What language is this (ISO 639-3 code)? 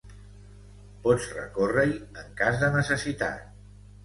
cat